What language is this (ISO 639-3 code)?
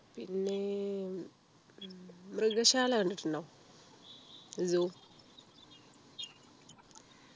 mal